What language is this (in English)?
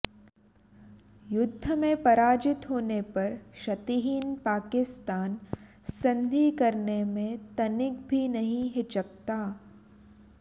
Sanskrit